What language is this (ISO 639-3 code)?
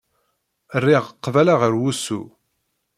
kab